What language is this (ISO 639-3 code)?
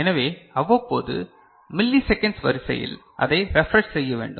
tam